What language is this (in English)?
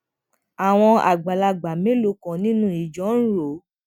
Yoruba